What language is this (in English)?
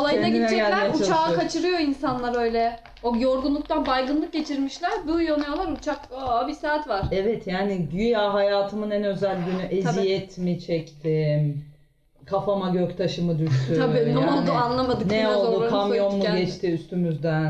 Turkish